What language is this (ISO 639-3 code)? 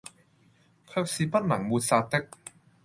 yue